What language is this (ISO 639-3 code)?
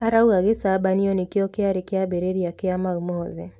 kik